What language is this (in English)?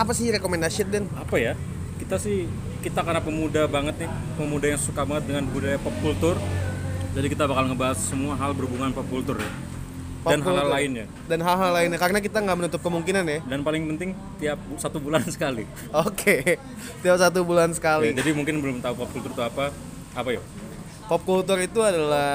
Indonesian